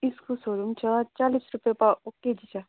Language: Nepali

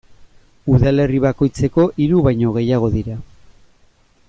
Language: Basque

